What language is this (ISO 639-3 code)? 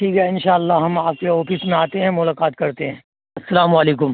urd